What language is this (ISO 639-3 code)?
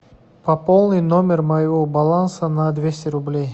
rus